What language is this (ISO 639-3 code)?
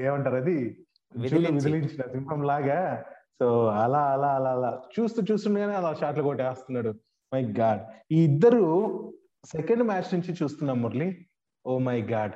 tel